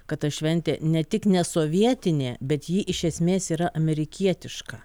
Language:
Lithuanian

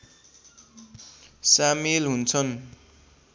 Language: Nepali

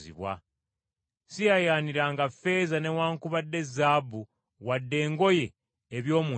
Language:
Ganda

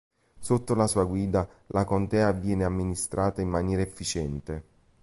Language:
Italian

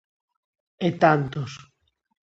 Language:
Galician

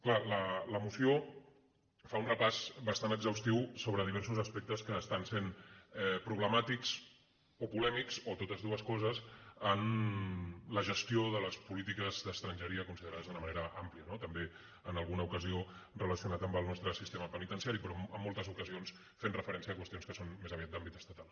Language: Catalan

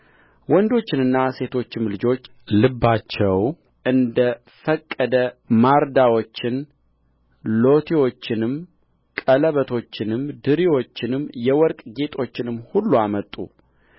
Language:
Amharic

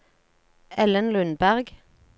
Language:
Norwegian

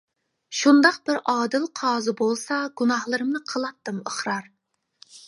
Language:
Uyghur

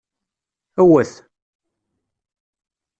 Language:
Kabyle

